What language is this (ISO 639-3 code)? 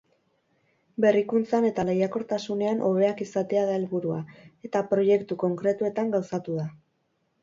eus